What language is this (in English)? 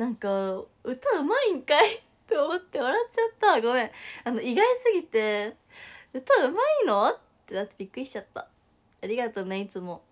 Japanese